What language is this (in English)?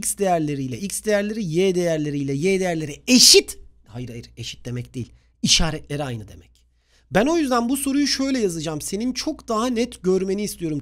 Turkish